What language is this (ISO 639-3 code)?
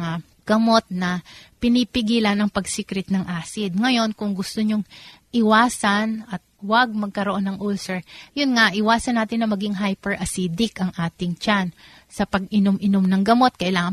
fil